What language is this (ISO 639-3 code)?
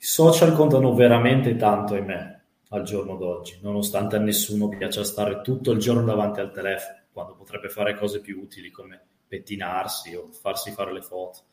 ita